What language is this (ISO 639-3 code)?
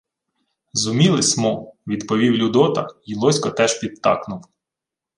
ukr